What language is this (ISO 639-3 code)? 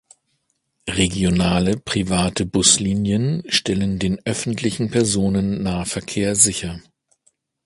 deu